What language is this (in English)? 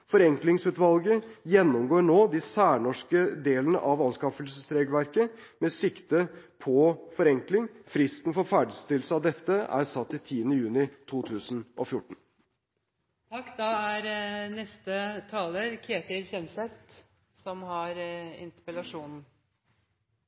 Norwegian Bokmål